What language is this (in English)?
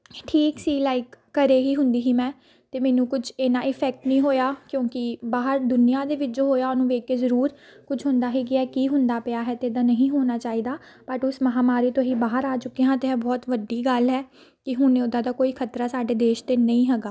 Punjabi